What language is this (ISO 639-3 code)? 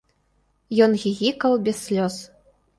bel